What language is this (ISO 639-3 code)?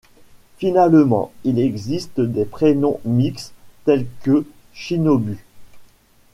fra